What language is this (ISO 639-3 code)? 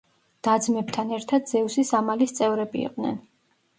kat